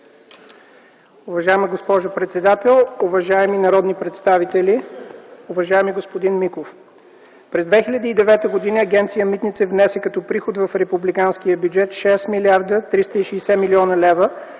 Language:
Bulgarian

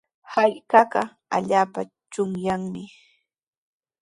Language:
Sihuas Ancash Quechua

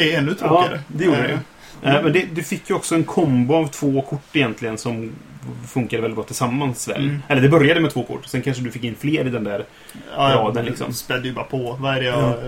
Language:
Swedish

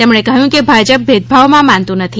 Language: Gujarati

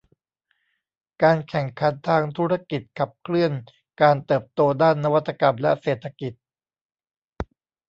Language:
Thai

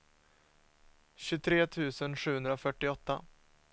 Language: Swedish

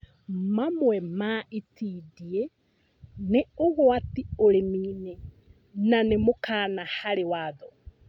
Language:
Kikuyu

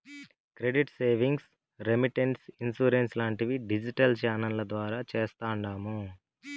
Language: Telugu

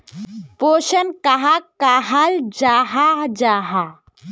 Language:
Magahi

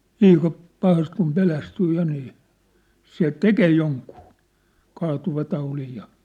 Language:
Finnish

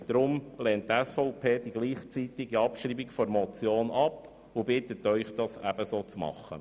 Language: Swiss German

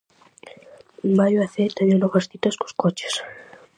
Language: Galician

